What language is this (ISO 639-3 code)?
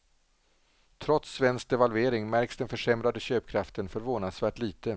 swe